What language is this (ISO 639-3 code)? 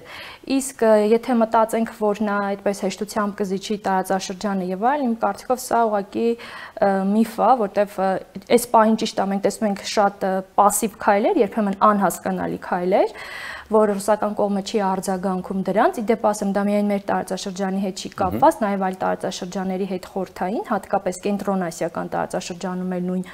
ron